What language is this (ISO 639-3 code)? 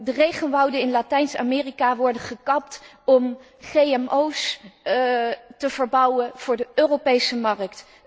nld